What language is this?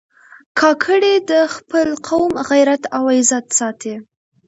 Pashto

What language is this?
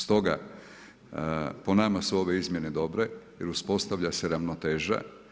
Croatian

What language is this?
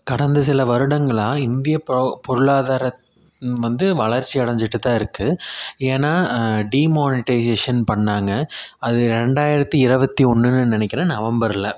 Tamil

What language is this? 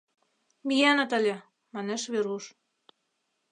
Mari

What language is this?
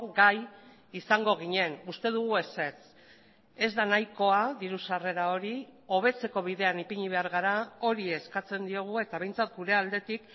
Basque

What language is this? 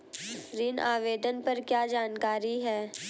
Hindi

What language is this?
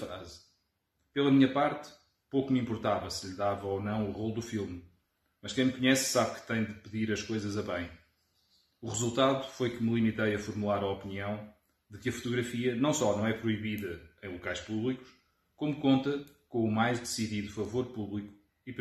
Portuguese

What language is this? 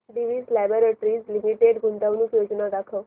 Marathi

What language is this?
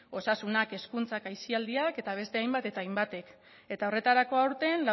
Basque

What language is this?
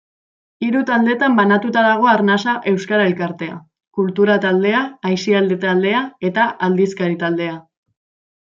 Basque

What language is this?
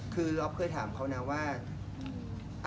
Thai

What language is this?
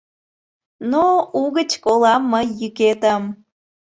Mari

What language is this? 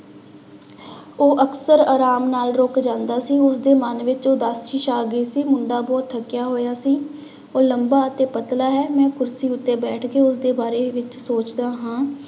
Punjabi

